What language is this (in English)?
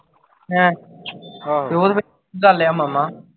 Punjabi